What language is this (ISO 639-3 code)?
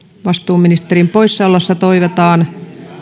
fin